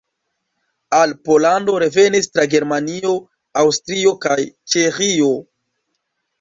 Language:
Esperanto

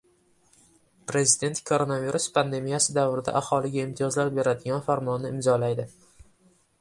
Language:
Uzbek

